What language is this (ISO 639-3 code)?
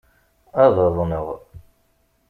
kab